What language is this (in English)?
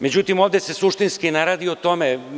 Serbian